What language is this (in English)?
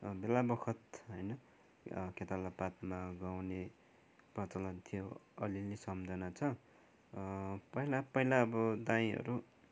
Nepali